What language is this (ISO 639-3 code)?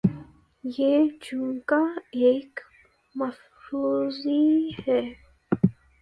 urd